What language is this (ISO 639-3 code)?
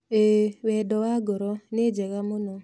kik